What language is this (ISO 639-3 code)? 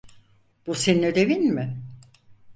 tur